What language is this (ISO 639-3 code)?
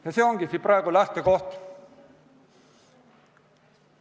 est